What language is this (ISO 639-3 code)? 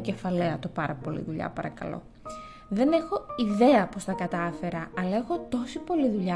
ell